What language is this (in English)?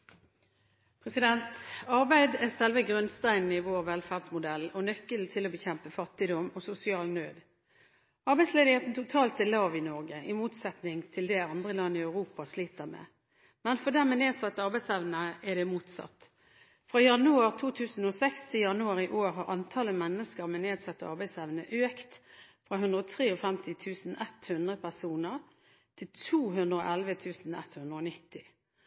Norwegian